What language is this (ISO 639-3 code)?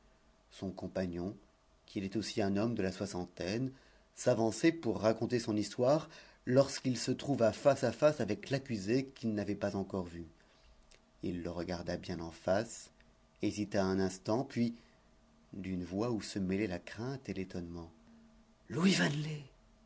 fra